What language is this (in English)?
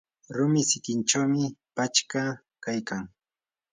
Yanahuanca Pasco Quechua